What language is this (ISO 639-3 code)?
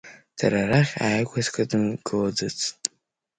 abk